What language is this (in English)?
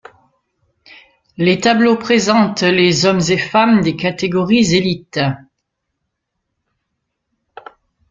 French